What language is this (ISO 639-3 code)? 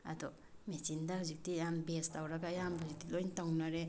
mni